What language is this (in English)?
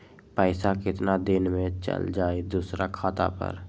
Magahi